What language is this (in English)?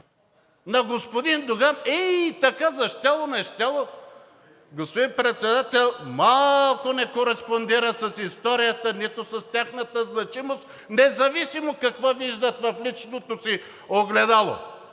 Bulgarian